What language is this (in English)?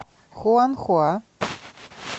Russian